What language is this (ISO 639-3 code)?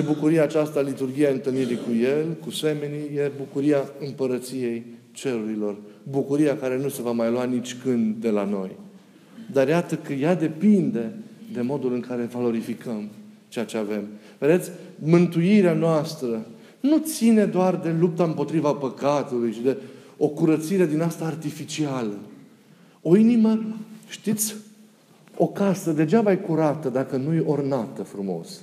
ron